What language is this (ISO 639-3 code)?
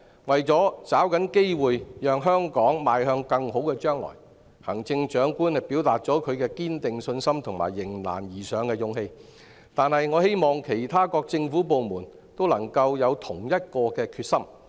yue